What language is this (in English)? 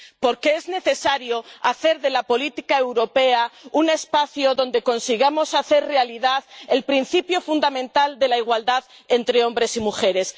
Spanish